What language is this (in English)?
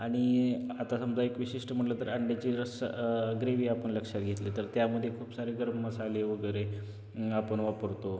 Marathi